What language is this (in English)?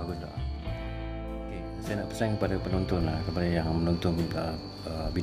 Malay